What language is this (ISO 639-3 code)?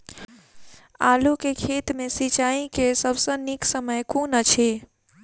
mai